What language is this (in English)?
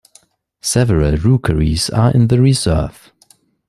English